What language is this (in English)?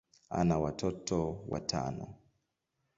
Swahili